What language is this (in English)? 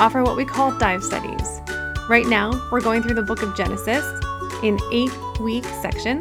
English